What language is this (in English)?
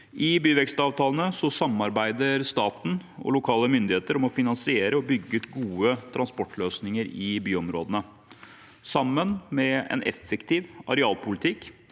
Norwegian